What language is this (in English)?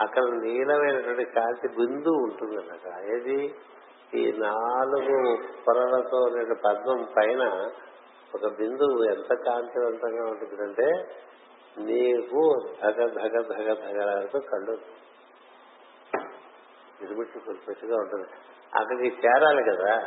Telugu